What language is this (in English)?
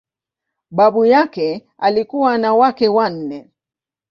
Swahili